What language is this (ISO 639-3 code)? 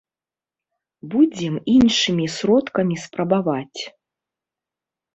bel